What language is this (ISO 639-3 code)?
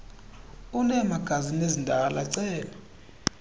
xho